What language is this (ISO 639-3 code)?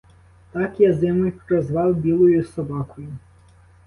ukr